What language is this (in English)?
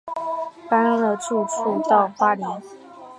Chinese